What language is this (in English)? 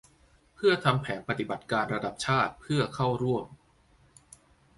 Thai